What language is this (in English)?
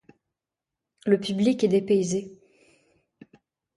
French